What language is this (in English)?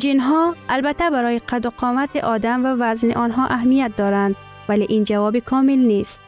Persian